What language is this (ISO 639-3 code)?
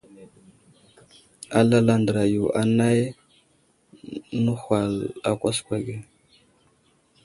udl